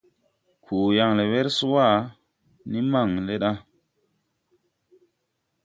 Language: Tupuri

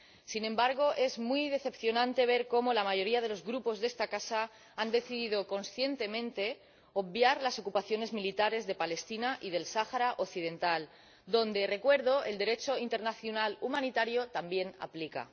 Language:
Spanish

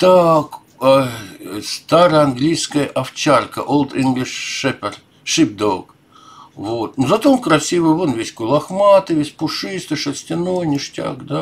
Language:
Russian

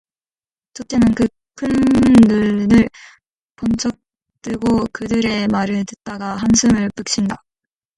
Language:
Korean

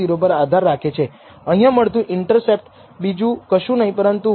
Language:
Gujarati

